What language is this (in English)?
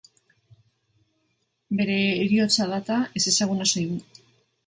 Basque